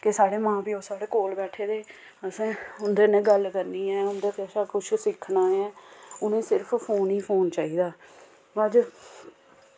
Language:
Dogri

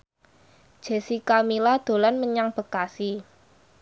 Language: Javanese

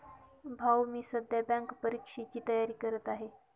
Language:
Marathi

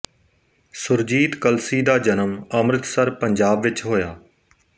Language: Punjabi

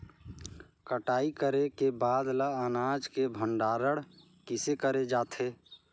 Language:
Chhattisgarhi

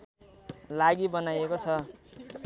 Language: Nepali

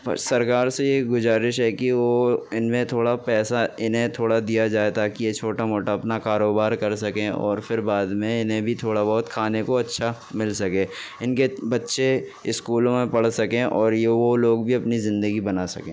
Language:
Urdu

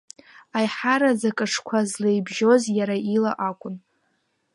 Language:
Abkhazian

